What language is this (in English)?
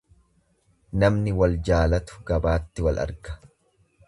Oromo